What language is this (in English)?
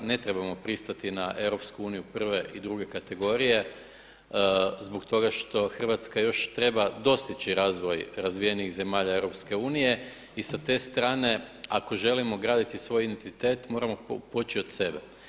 Croatian